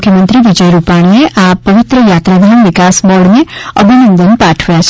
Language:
Gujarati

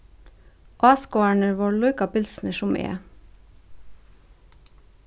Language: Faroese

